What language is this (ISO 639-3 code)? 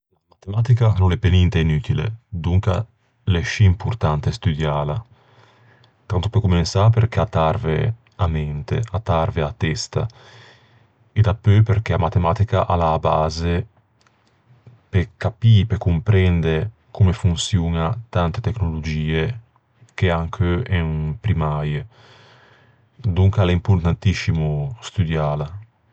lij